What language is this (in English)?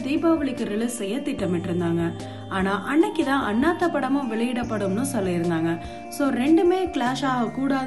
Romanian